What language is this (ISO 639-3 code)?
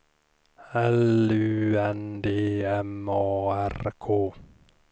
swe